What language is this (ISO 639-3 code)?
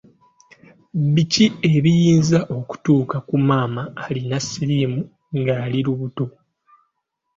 lug